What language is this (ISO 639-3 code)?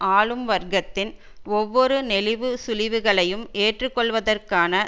tam